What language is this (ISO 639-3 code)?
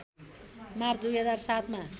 nep